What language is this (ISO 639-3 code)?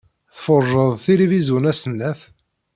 kab